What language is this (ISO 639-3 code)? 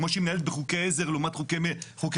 heb